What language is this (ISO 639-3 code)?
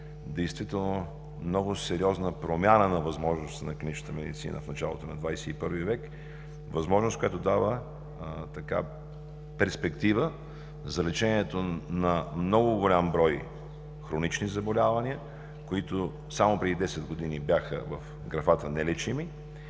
bul